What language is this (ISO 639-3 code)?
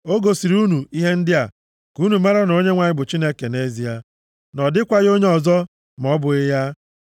ibo